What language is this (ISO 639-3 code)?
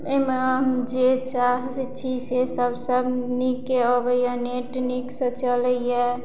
mai